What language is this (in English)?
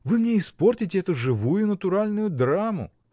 Russian